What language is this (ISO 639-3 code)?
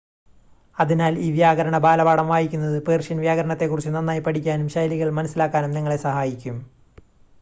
mal